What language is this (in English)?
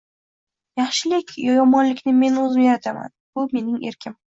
Uzbek